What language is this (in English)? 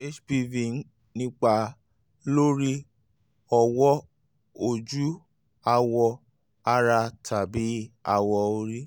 Yoruba